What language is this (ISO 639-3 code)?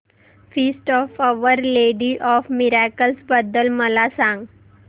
mar